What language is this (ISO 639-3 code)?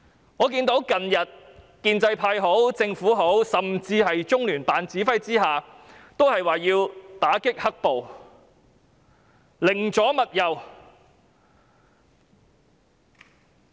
yue